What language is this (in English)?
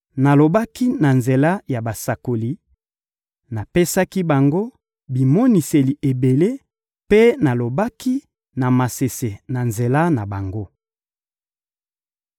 Lingala